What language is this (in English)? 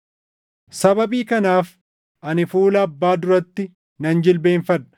Oromo